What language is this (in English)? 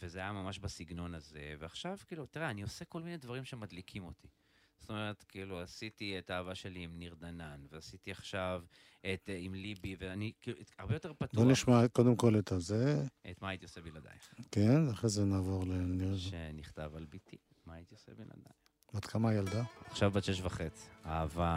Hebrew